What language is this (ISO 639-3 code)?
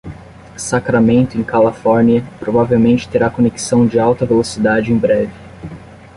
por